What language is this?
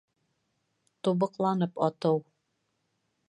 Bashkir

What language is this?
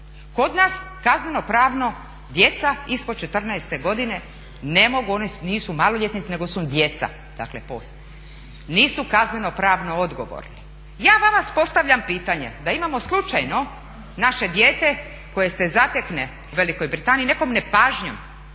Croatian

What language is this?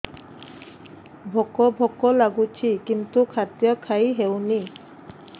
Odia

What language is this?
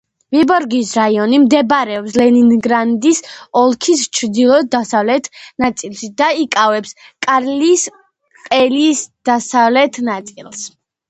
Georgian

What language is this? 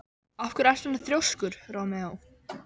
Icelandic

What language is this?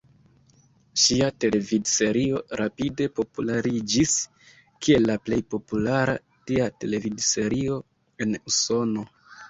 Esperanto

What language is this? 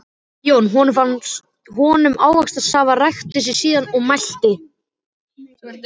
Icelandic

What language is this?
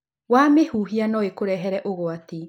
Kikuyu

